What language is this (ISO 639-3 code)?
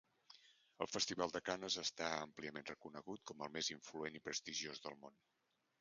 cat